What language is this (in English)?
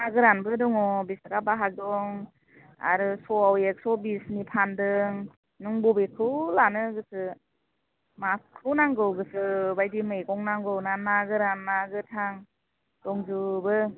Bodo